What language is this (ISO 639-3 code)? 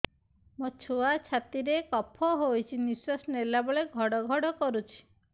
ori